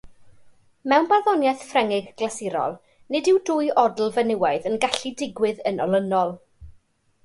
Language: Welsh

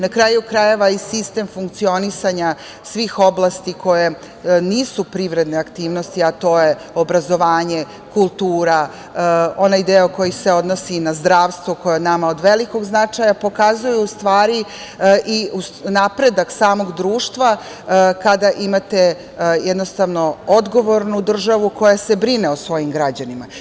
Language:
Serbian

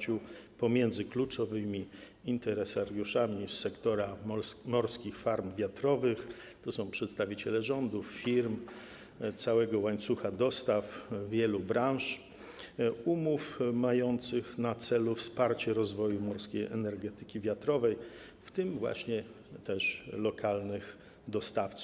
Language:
Polish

